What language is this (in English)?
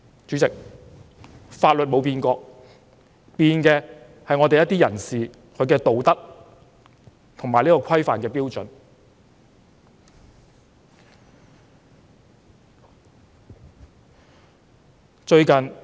Cantonese